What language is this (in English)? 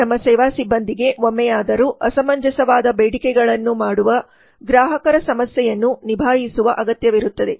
Kannada